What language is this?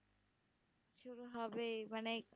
Bangla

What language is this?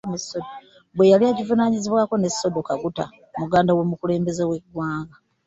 Ganda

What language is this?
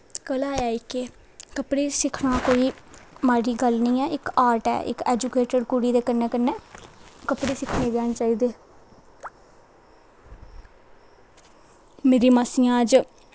Dogri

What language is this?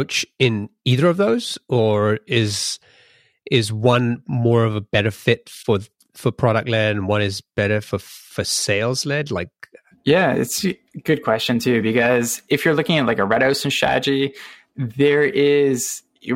English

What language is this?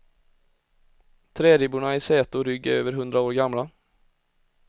Swedish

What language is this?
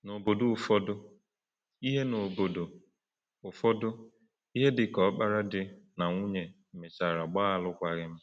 Igbo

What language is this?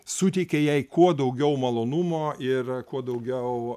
Lithuanian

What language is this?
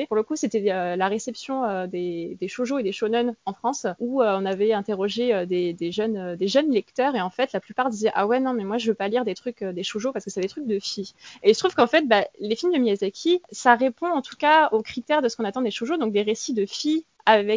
French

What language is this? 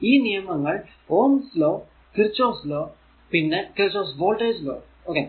Malayalam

